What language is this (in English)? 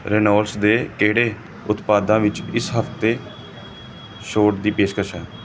Punjabi